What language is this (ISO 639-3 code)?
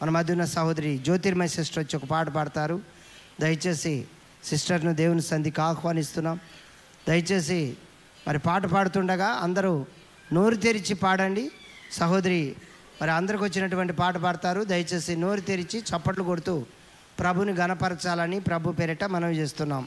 tel